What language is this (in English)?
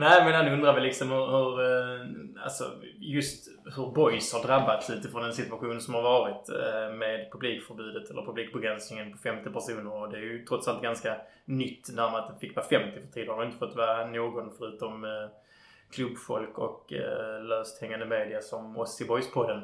Swedish